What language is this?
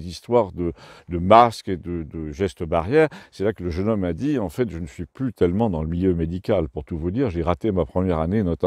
French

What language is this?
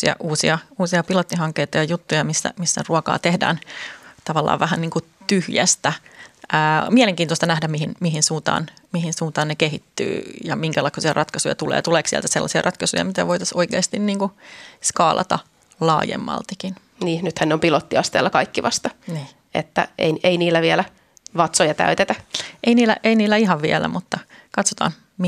Finnish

